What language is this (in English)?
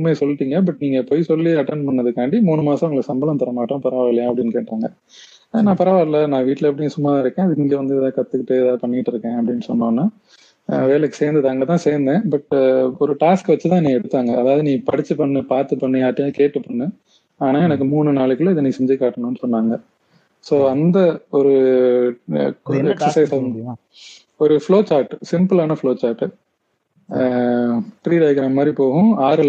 Tamil